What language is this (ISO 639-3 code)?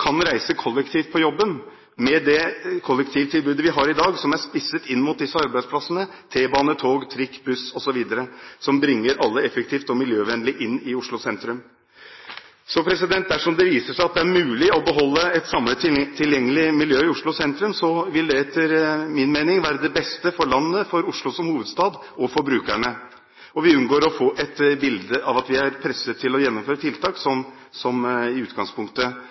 nob